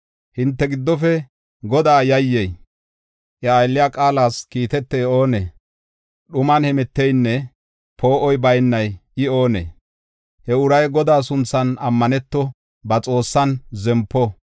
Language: Gofa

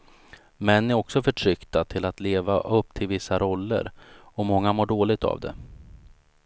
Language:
Swedish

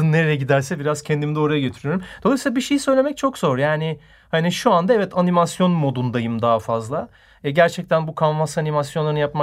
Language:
Turkish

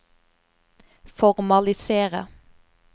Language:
Norwegian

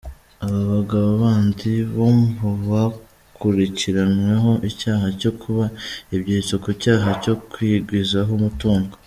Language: Kinyarwanda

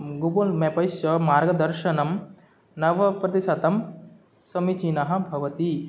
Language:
Sanskrit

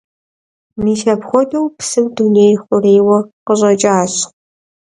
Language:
Kabardian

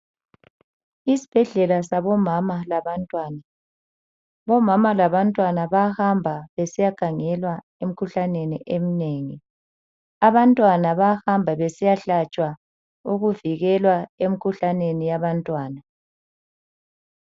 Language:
North Ndebele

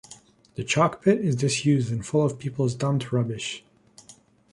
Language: English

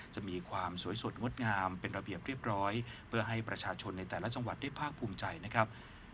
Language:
Thai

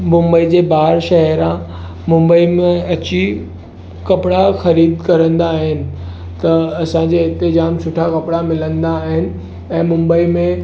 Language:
Sindhi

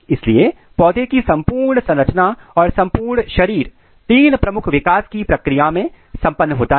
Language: Hindi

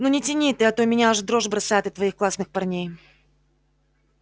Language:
Russian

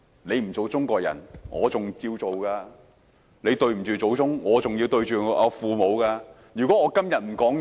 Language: Cantonese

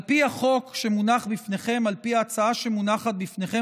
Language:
Hebrew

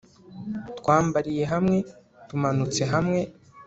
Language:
Kinyarwanda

